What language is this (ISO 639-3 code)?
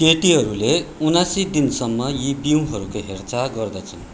nep